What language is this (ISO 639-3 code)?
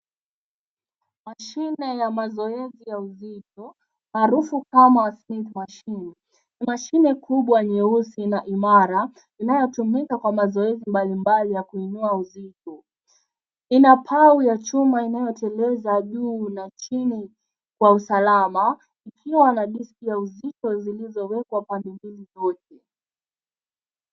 swa